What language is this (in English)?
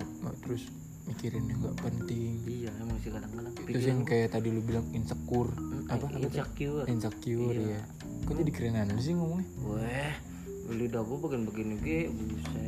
Indonesian